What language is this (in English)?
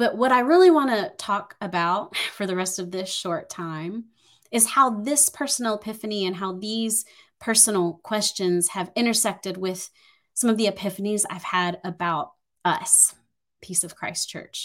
English